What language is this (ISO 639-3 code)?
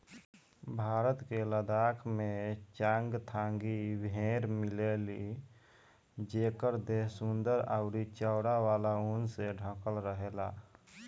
bho